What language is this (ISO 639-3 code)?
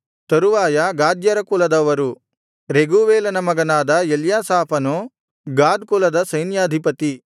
kan